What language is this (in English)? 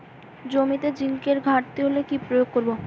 Bangla